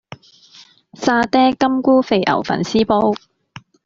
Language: Cantonese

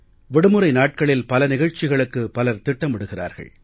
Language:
Tamil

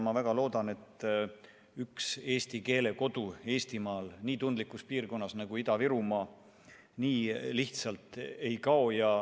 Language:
Estonian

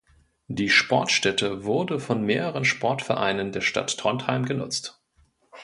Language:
German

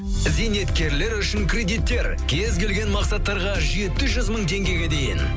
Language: Kazakh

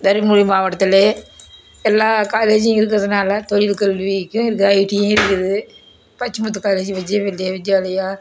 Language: Tamil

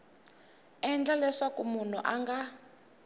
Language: Tsonga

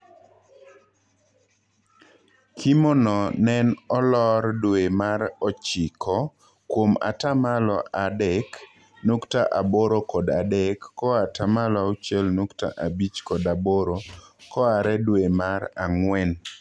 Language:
Luo (Kenya and Tanzania)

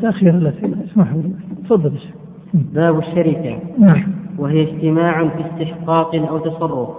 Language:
Arabic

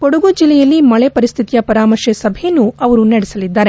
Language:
Kannada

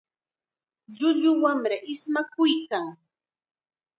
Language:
Chiquián Ancash Quechua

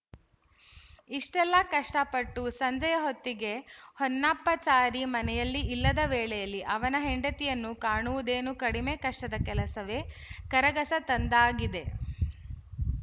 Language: Kannada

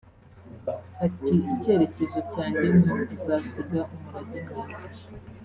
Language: Kinyarwanda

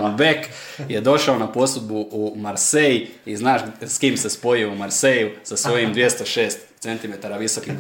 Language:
Croatian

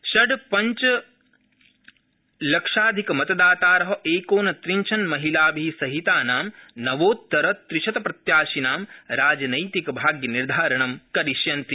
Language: Sanskrit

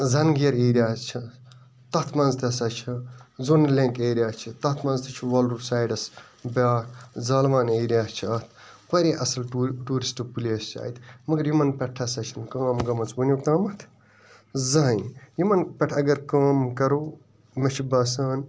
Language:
Kashmiri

